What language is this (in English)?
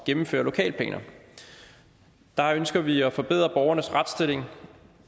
Danish